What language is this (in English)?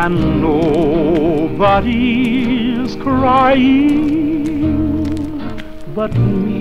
English